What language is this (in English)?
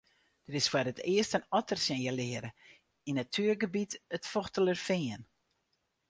Western Frisian